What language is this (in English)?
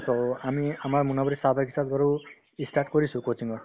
Assamese